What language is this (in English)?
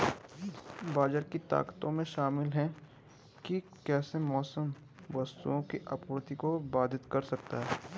Hindi